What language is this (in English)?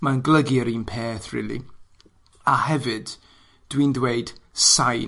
Welsh